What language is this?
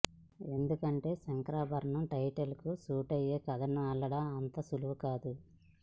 Telugu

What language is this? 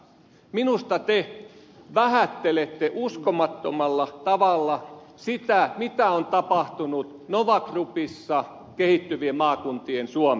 Finnish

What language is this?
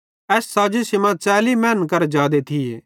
Bhadrawahi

